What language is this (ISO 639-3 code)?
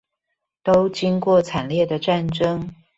zho